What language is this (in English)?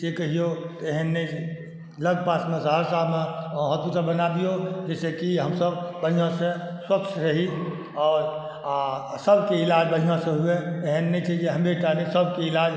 Maithili